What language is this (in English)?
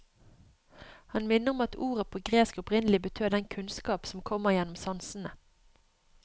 Norwegian